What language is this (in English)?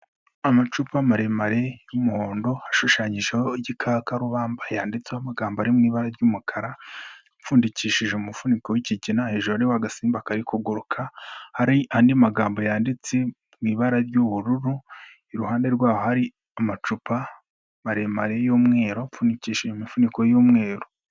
Kinyarwanda